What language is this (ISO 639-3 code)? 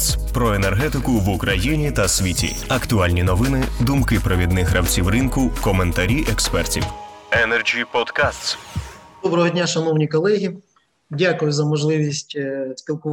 ukr